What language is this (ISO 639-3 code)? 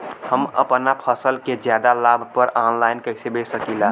bho